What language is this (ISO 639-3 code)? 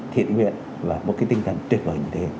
vie